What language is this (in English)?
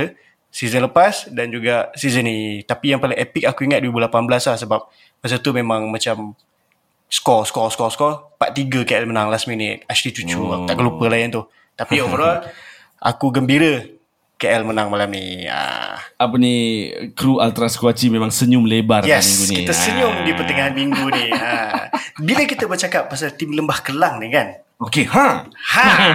Malay